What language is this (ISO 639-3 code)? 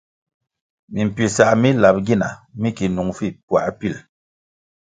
nmg